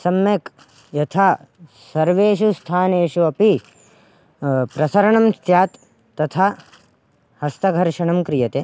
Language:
Sanskrit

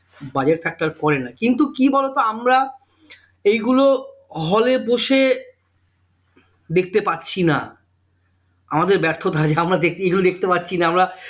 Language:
Bangla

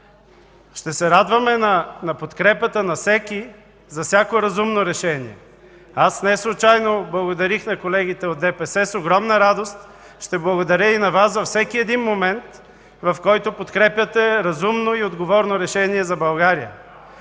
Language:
Bulgarian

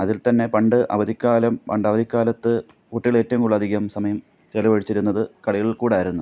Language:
Malayalam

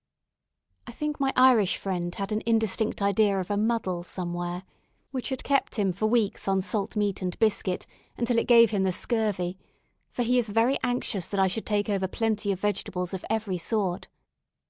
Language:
English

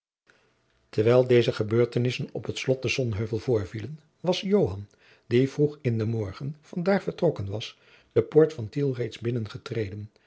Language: Dutch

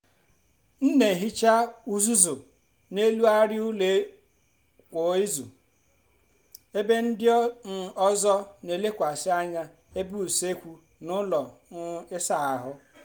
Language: Igbo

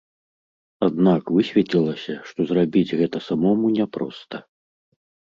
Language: Belarusian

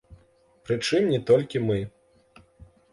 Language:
Belarusian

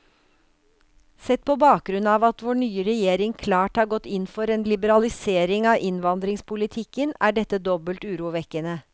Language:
Norwegian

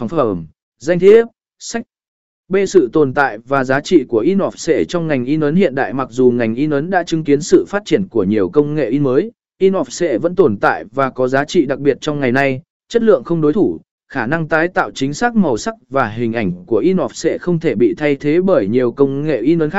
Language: Vietnamese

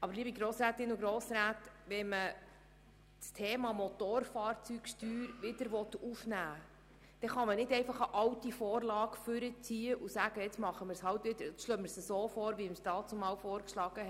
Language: Swiss German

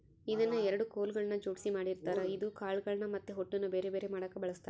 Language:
Kannada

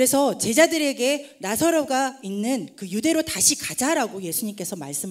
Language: Korean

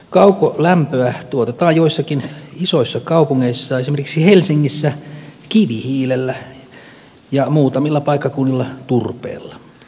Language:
Finnish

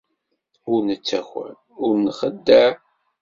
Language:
Kabyle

